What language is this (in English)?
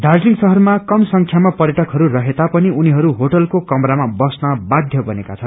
Nepali